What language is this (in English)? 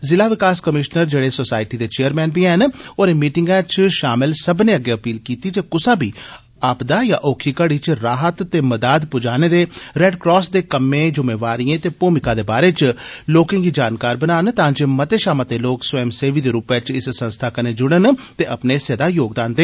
Dogri